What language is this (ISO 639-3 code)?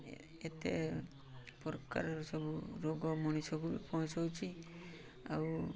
ori